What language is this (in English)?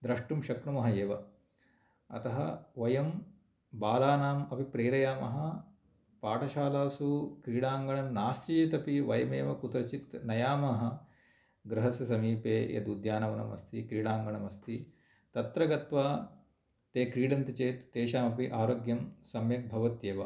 Sanskrit